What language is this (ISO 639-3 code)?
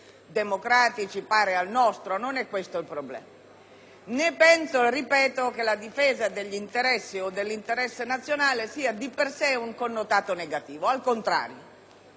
ita